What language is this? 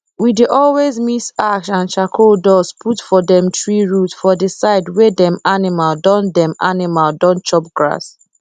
Nigerian Pidgin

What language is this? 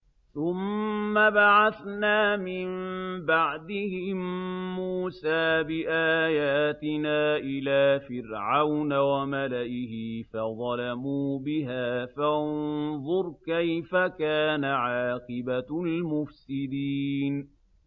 Arabic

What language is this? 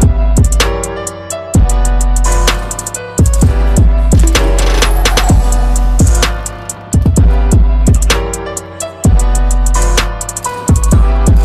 Korean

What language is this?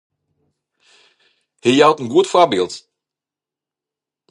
Western Frisian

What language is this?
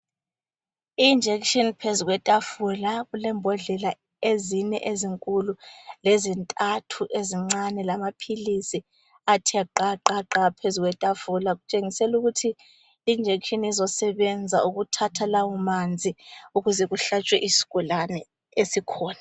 North Ndebele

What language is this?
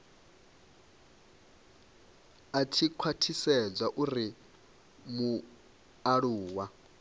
Venda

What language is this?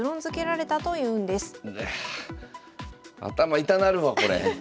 Japanese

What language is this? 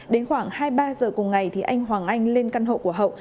Vietnamese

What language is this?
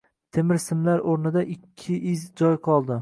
Uzbek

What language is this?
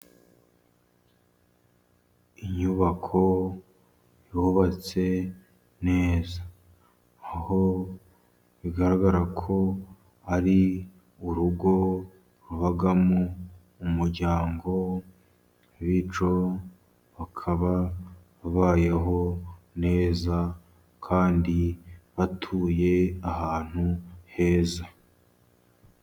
Kinyarwanda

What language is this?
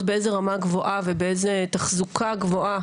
Hebrew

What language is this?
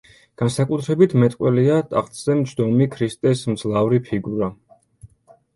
Georgian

